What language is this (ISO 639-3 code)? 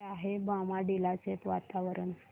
mar